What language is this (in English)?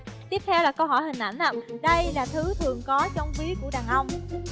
Vietnamese